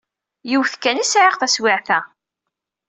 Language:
Kabyle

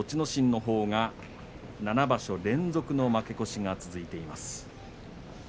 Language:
Japanese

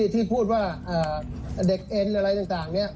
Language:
Thai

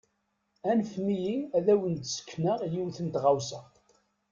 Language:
Kabyle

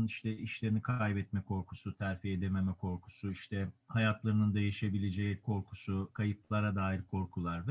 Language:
Turkish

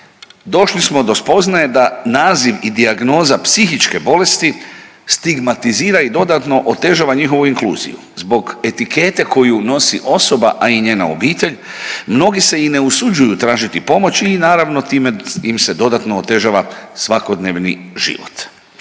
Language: Croatian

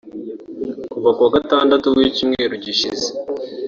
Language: Kinyarwanda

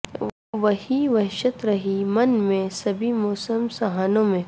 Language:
Urdu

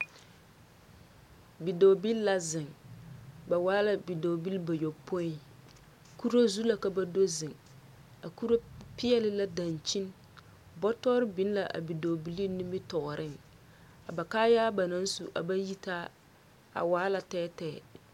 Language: Southern Dagaare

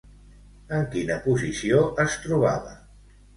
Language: Catalan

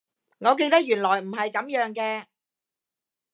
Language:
Cantonese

